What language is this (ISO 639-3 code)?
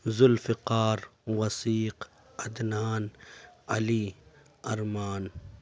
urd